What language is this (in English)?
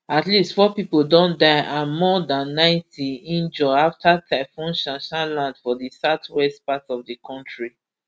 Nigerian Pidgin